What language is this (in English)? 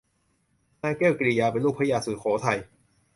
Thai